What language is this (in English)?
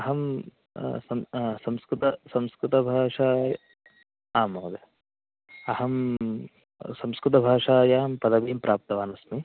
Sanskrit